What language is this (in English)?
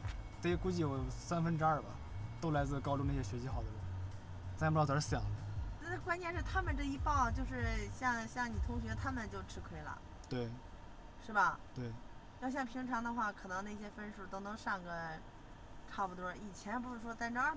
Chinese